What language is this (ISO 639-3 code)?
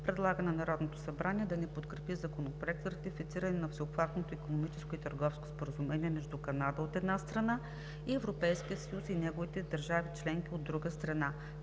bul